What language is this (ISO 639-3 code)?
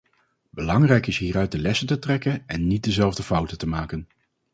nld